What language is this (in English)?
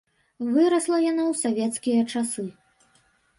Belarusian